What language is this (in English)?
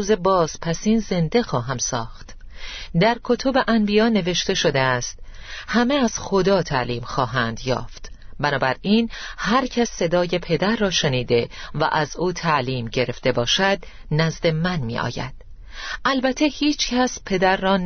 Persian